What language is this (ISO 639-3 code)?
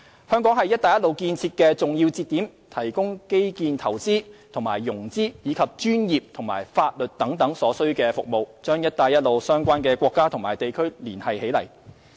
yue